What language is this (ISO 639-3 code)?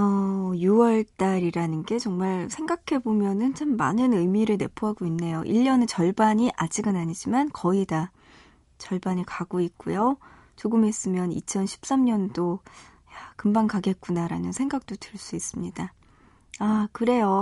kor